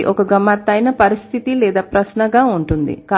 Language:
Telugu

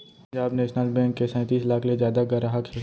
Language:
Chhattisgarhi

